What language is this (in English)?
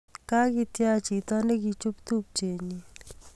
Kalenjin